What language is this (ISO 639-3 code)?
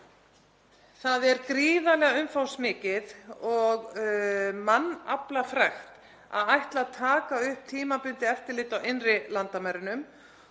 isl